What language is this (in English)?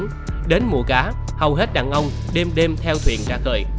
Vietnamese